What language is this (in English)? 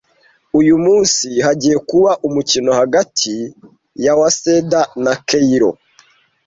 Kinyarwanda